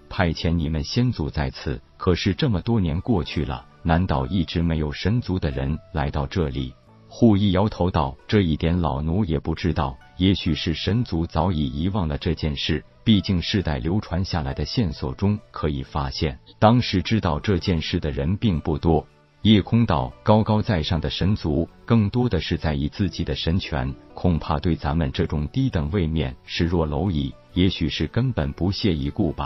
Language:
Chinese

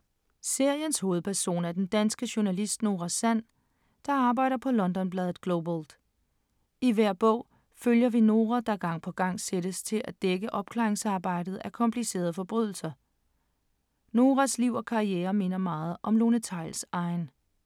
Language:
Danish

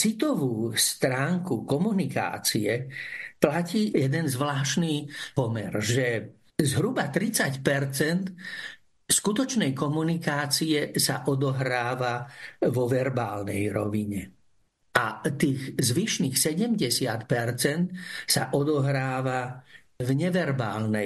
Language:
Slovak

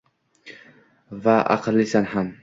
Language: Uzbek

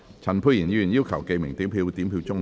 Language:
Cantonese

